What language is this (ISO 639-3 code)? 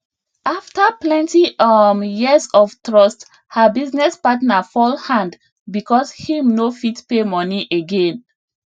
pcm